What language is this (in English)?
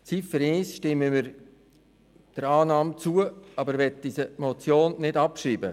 Swiss German